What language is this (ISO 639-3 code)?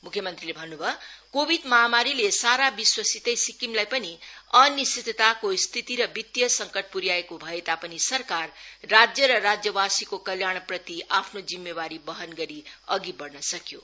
nep